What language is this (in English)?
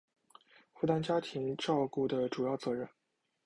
Chinese